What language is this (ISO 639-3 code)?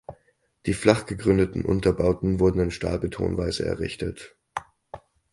deu